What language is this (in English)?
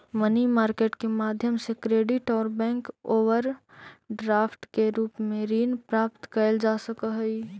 Magahi